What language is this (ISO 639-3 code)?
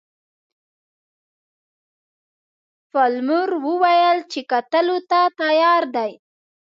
pus